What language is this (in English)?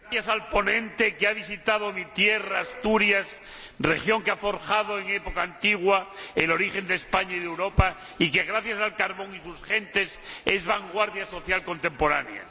Spanish